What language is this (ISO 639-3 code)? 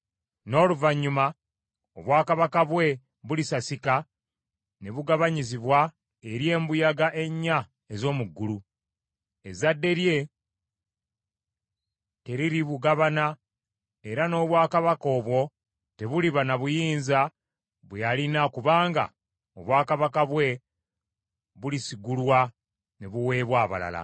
lug